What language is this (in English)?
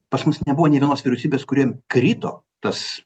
Lithuanian